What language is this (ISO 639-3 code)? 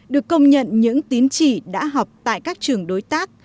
vie